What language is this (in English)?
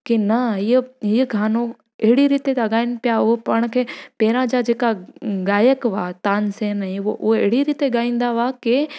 Sindhi